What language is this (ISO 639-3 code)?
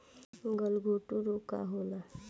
bho